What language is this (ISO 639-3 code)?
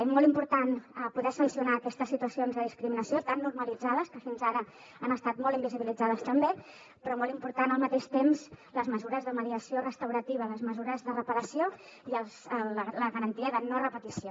cat